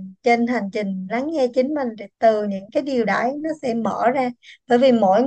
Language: Vietnamese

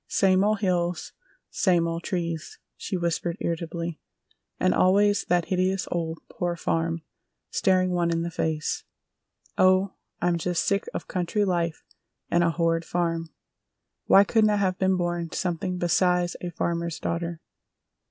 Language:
English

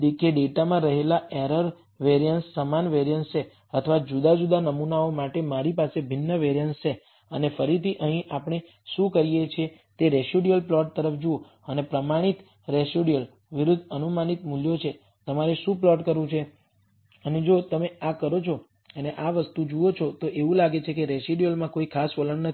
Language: Gujarati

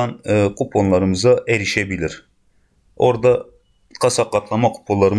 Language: Turkish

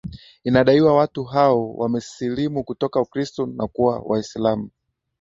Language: Swahili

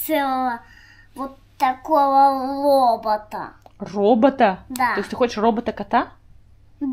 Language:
Russian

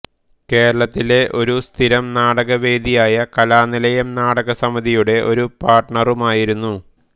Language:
Malayalam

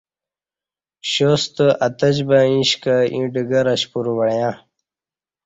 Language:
Kati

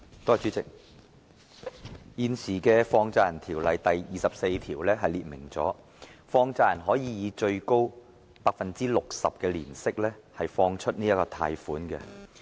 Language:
Cantonese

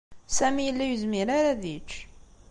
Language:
Kabyle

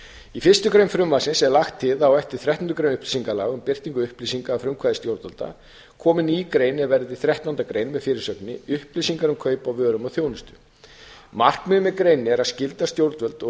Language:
Icelandic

